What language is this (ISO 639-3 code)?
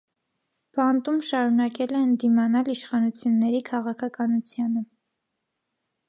hye